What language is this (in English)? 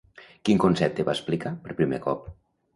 Catalan